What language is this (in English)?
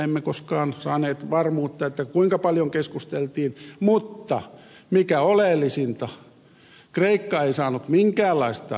Finnish